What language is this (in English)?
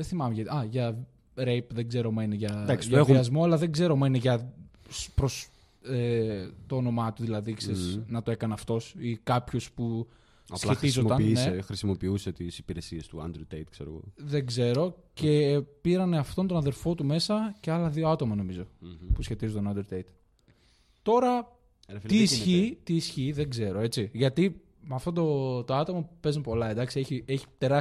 Greek